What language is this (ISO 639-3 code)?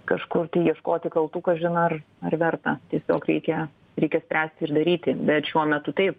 lit